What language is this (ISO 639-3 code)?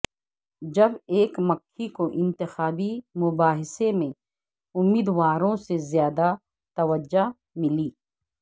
urd